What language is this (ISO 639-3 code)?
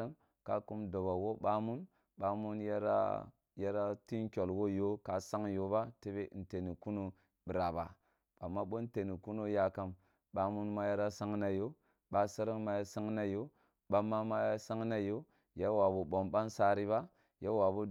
bbu